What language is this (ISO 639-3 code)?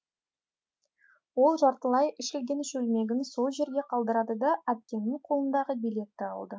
kaz